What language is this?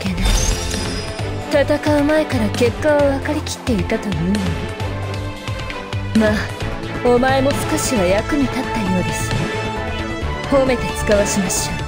Japanese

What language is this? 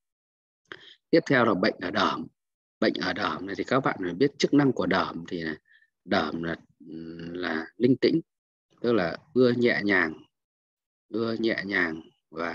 Vietnamese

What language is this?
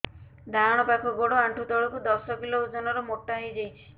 Odia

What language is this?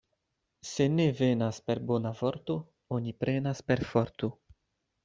Esperanto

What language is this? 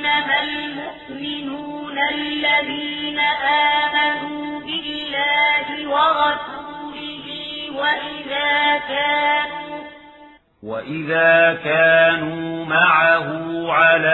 Arabic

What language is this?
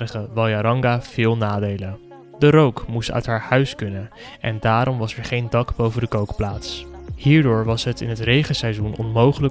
Dutch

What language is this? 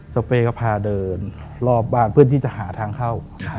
Thai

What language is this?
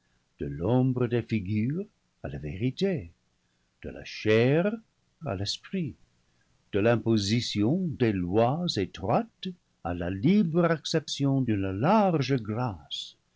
French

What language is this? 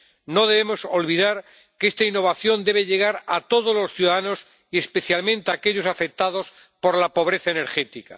Spanish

